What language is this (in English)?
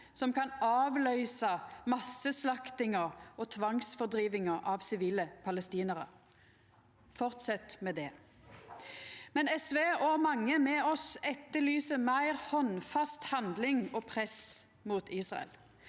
Norwegian